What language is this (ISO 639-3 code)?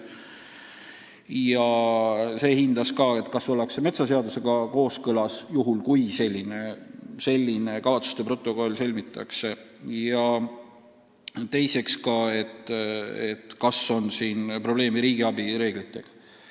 est